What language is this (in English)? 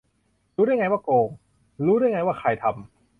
Thai